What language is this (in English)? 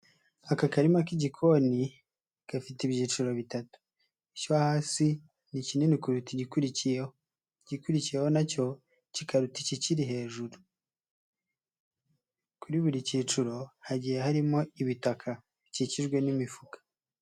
Kinyarwanda